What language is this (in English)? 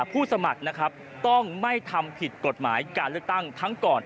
Thai